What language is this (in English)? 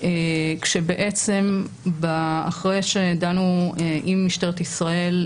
Hebrew